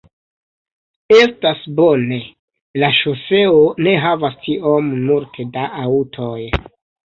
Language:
Esperanto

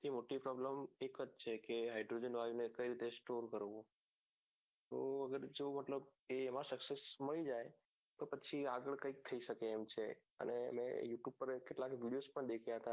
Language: Gujarati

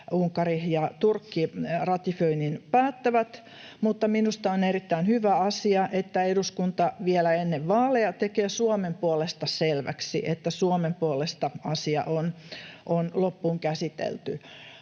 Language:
Finnish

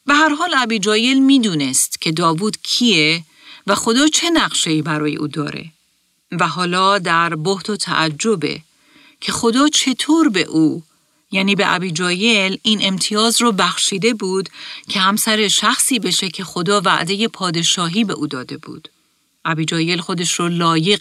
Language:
Persian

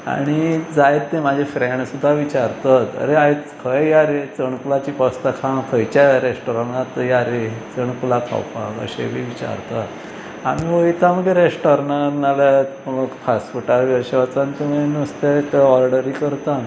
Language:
Konkani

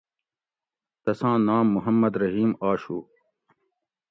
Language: Gawri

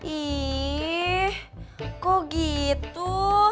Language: Indonesian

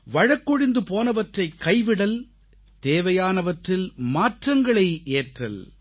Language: Tamil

